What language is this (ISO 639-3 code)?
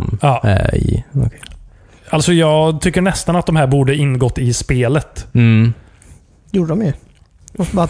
swe